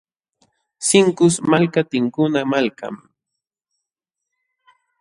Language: Jauja Wanca Quechua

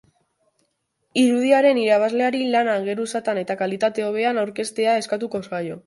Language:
Basque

